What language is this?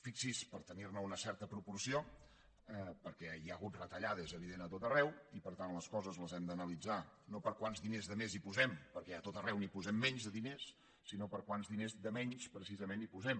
Catalan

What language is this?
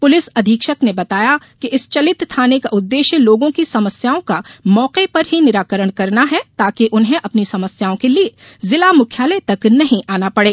Hindi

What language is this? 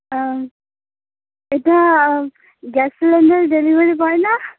Santali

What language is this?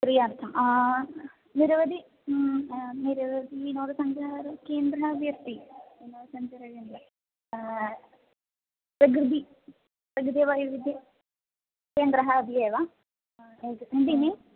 Sanskrit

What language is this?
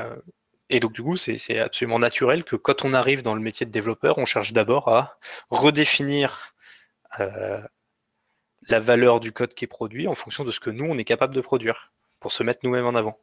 French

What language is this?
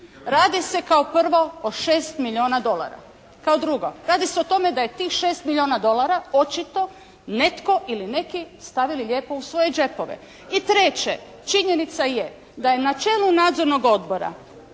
Croatian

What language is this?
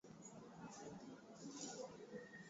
Swahili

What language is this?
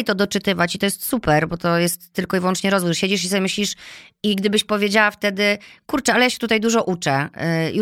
Polish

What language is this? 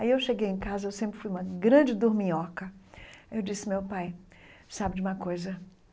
Portuguese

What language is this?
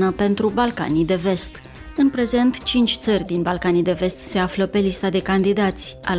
Romanian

